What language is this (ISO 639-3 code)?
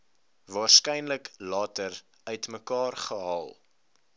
afr